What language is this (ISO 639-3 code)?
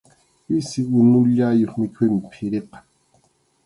qxu